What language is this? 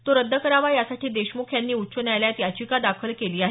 Marathi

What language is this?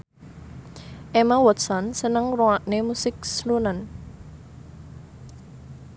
Javanese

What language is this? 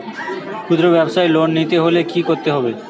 Bangla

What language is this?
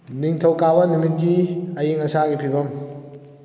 Manipuri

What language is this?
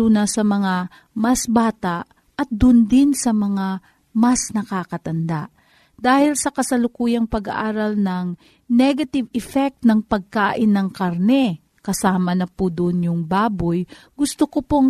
Filipino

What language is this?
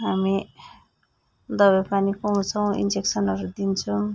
Nepali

